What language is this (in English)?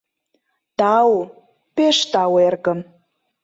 Mari